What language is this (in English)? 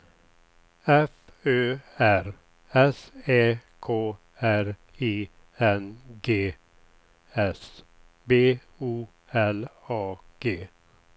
Swedish